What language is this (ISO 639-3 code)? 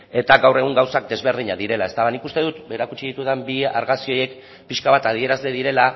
eus